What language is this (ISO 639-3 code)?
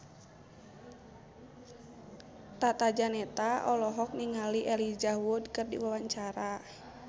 sun